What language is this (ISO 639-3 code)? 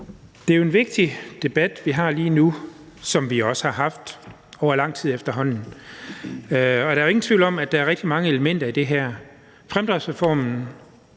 dan